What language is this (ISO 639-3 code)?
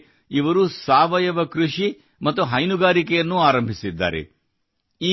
kan